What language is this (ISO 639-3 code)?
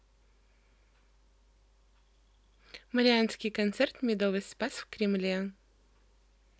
rus